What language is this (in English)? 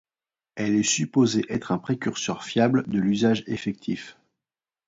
French